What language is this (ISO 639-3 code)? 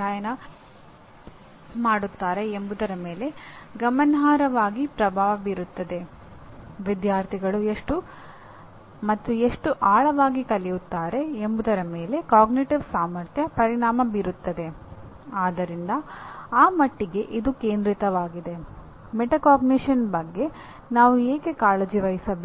kan